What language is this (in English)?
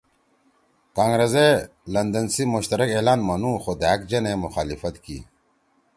Torwali